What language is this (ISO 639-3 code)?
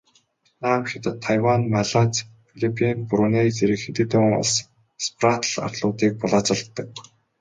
mon